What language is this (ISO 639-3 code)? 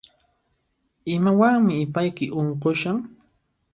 qxp